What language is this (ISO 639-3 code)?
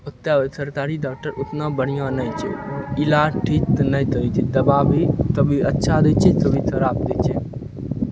mai